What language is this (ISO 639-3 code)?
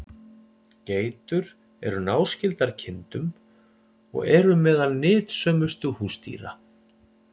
isl